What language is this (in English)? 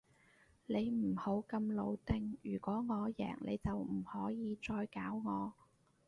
Cantonese